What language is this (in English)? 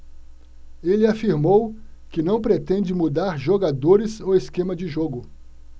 Portuguese